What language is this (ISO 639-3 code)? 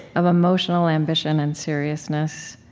eng